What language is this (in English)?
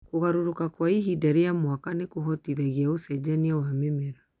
Kikuyu